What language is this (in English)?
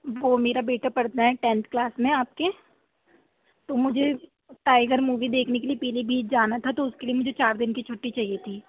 Urdu